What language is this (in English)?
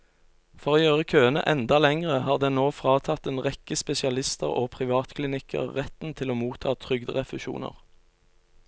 Norwegian